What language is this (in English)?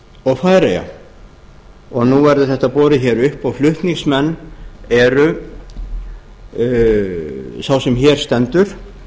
Icelandic